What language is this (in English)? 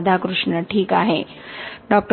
Marathi